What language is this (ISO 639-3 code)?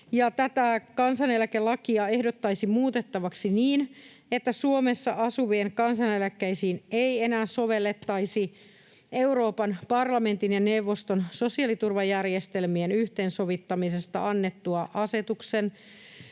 fin